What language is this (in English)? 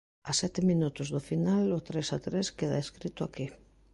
Galician